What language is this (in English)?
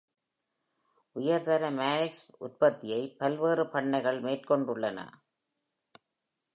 Tamil